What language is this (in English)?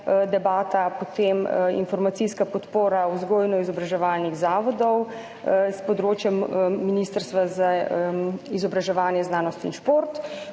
Slovenian